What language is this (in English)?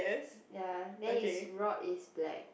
English